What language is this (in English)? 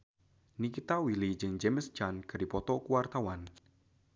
Sundanese